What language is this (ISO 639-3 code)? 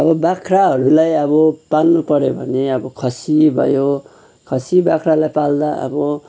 nep